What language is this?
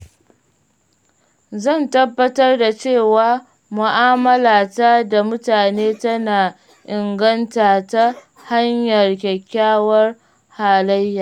Hausa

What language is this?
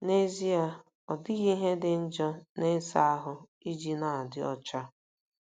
Igbo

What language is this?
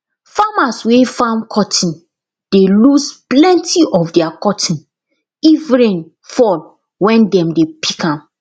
Nigerian Pidgin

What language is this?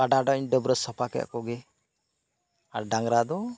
Santali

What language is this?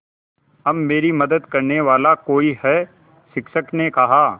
Hindi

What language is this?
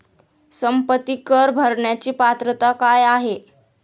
Marathi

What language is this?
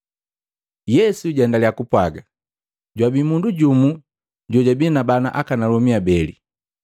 Matengo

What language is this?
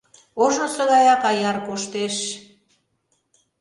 Mari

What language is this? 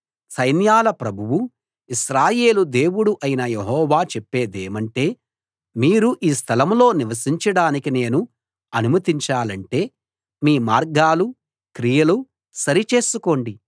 Telugu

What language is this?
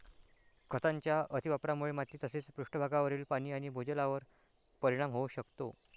Marathi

